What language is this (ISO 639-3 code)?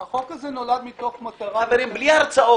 heb